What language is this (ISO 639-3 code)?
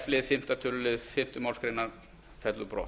isl